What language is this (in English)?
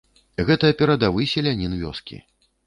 Belarusian